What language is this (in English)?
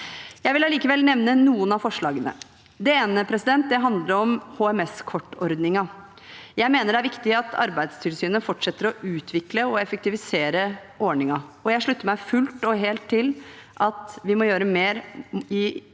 Norwegian